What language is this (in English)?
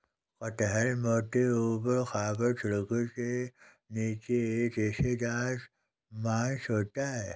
Hindi